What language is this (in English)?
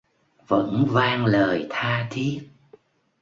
Vietnamese